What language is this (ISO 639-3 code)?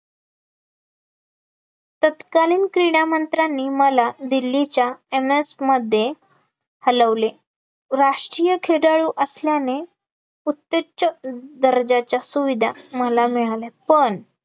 mar